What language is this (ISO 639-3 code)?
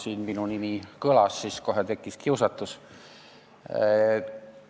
est